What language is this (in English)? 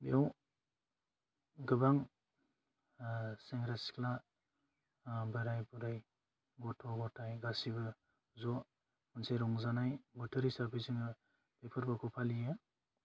Bodo